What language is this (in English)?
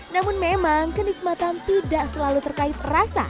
Indonesian